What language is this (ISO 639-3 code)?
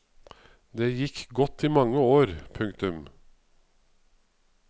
nor